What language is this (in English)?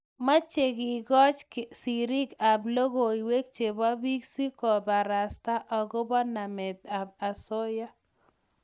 Kalenjin